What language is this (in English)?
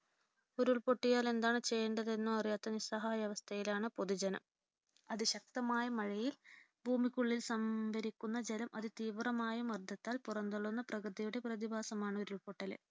Malayalam